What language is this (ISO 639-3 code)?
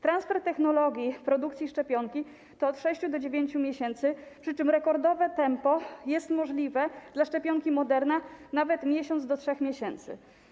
pol